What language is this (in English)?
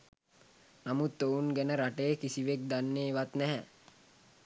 Sinhala